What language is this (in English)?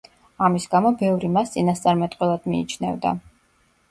Georgian